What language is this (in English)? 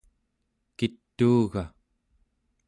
Central Yupik